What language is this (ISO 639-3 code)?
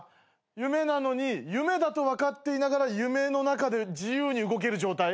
jpn